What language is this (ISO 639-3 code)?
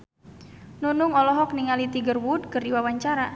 sun